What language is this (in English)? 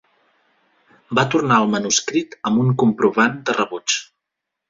Catalan